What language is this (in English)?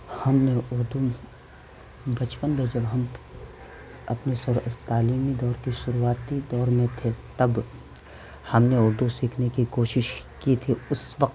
Urdu